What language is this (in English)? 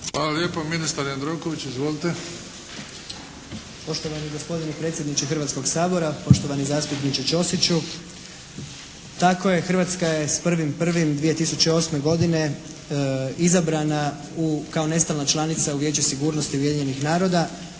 Croatian